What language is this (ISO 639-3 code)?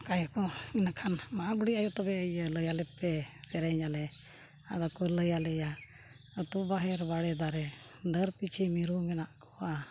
sat